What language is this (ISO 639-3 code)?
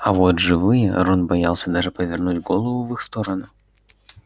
rus